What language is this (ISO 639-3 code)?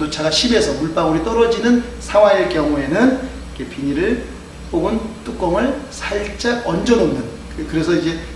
kor